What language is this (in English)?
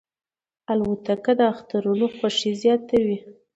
Pashto